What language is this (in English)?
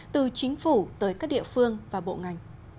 Vietnamese